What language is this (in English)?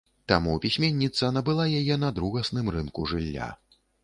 Belarusian